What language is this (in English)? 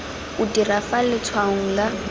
Tswana